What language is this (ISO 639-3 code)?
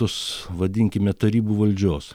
lit